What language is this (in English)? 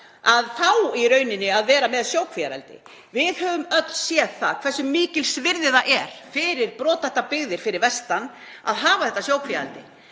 Icelandic